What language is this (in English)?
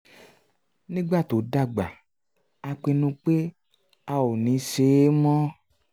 Yoruba